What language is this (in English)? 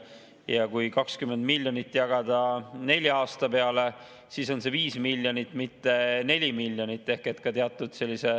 Estonian